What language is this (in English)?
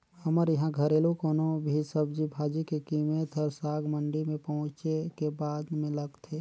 Chhattisgarhi